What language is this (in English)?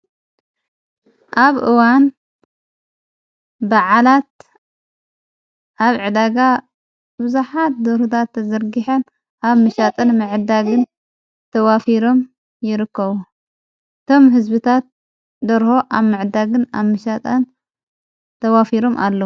Tigrinya